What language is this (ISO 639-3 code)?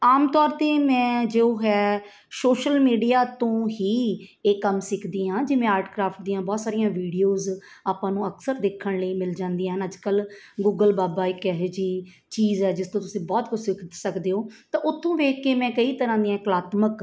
pan